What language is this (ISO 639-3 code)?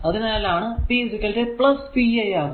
mal